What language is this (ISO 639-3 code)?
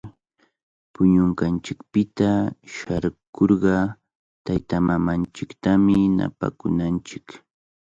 qvl